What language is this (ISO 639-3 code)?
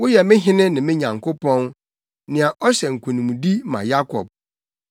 aka